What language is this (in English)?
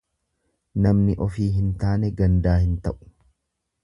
Oromo